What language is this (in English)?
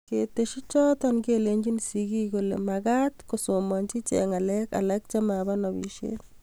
Kalenjin